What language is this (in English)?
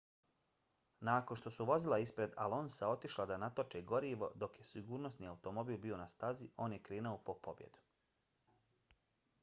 Bosnian